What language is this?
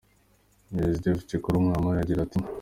Kinyarwanda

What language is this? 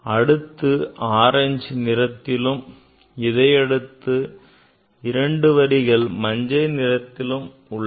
Tamil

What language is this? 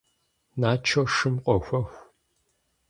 Kabardian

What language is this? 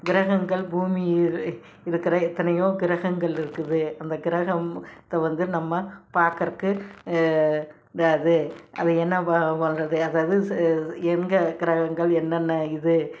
Tamil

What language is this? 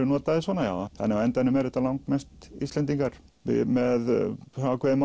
Icelandic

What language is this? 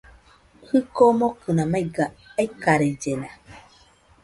Nüpode Huitoto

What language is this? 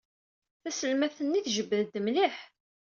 Kabyle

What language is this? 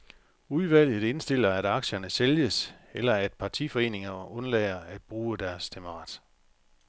Danish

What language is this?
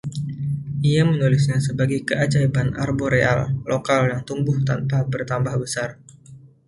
Indonesian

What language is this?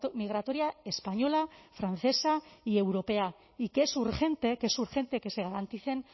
Spanish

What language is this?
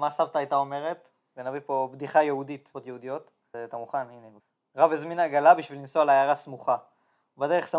Hebrew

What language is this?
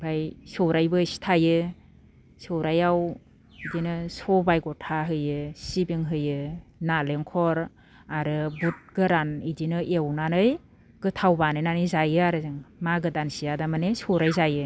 Bodo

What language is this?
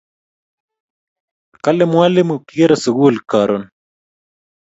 Kalenjin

